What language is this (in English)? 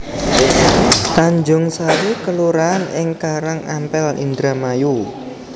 Javanese